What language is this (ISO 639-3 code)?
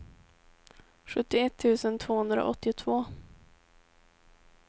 swe